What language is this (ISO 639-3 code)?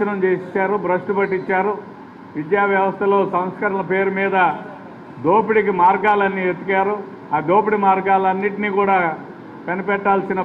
tel